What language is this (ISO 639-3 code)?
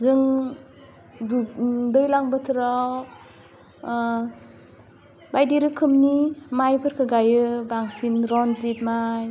brx